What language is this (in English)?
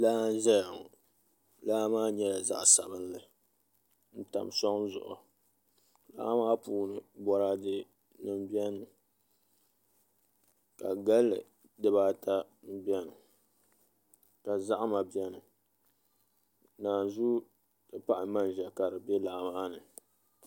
Dagbani